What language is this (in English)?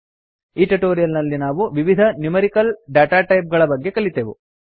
Kannada